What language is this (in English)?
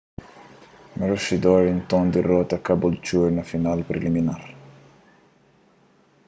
Kabuverdianu